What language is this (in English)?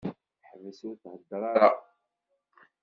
Kabyle